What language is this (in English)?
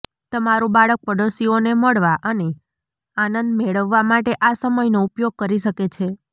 Gujarati